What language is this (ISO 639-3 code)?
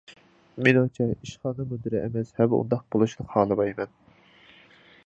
uig